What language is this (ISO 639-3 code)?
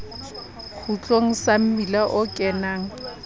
sot